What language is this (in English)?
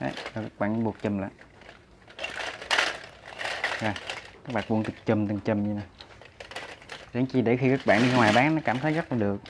Vietnamese